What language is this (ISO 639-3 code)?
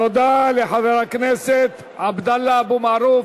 heb